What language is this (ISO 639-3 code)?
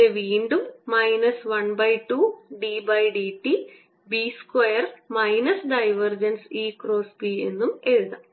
mal